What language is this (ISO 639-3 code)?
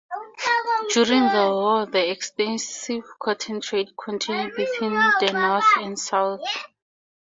eng